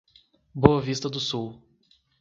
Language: Portuguese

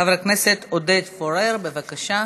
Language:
Hebrew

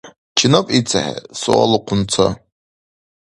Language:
Dargwa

